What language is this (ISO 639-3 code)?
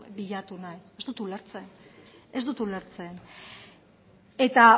eus